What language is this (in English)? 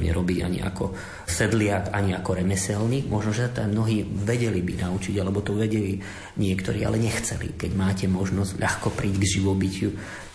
Slovak